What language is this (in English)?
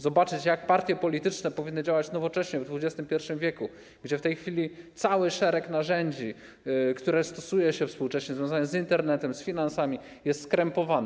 Polish